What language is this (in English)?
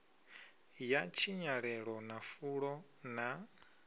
Venda